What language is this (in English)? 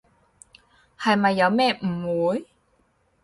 Cantonese